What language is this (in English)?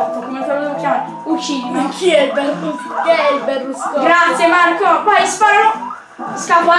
Italian